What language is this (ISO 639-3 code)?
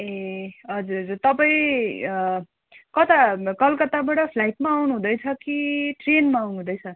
nep